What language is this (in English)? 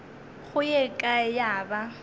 Northern Sotho